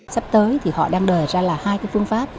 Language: Vietnamese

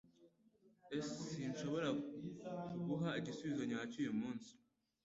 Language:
Kinyarwanda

